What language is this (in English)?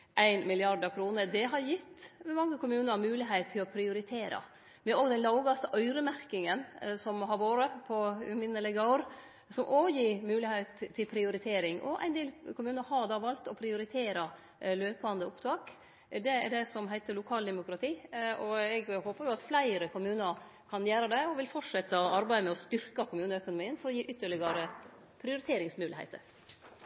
Norwegian Nynorsk